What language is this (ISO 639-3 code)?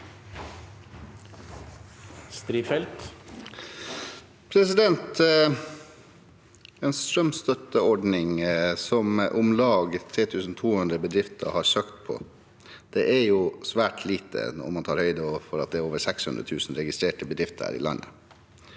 nor